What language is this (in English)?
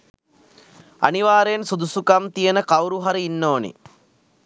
Sinhala